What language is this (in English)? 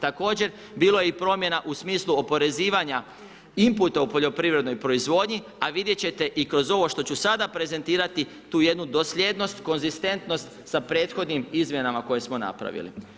Croatian